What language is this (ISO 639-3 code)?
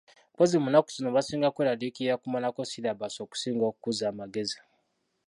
lug